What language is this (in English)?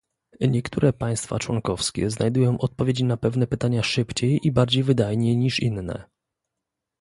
Polish